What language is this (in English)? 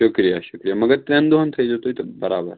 Kashmiri